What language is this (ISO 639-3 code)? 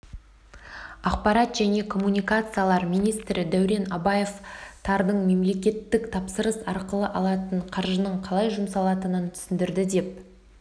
kaz